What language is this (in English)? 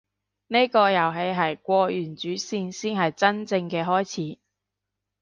Cantonese